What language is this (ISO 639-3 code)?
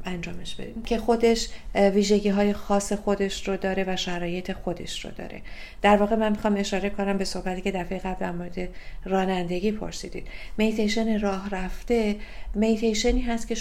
fas